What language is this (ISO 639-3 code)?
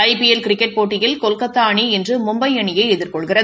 tam